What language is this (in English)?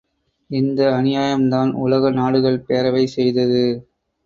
Tamil